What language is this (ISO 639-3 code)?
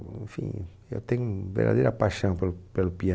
por